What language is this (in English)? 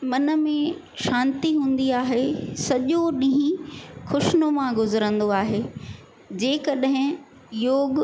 Sindhi